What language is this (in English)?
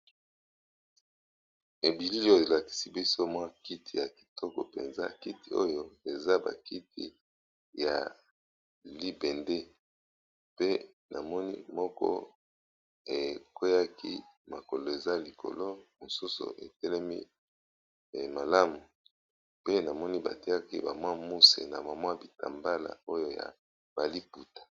Lingala